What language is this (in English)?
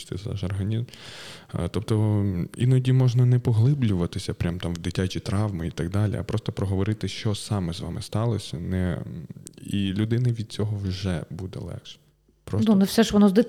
Ukrainian